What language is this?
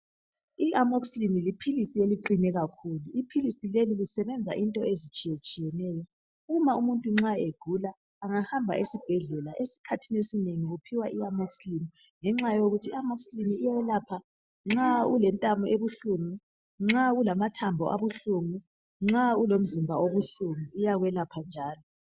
North Ndebele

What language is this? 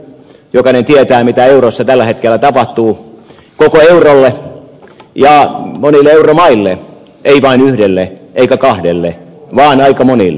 Finnish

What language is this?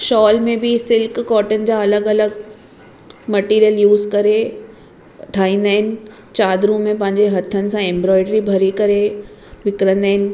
Sindhi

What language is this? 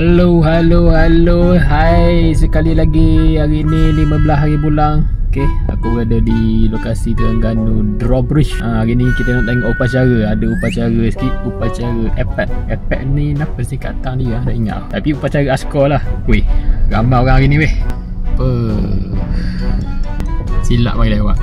Malay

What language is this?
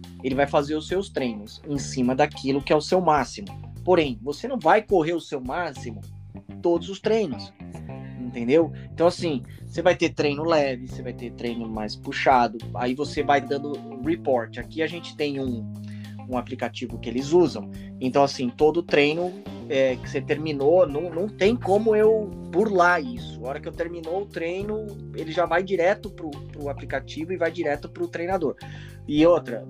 Portuguese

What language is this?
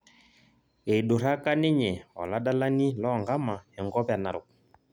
Masai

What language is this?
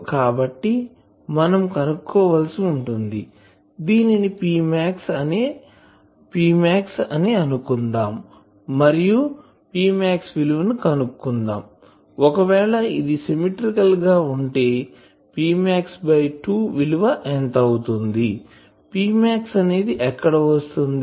Telugu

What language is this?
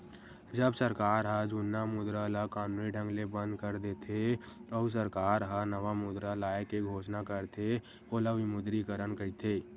Chhattisgarhi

